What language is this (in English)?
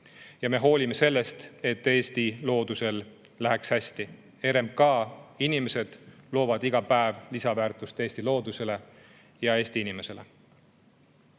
Estonian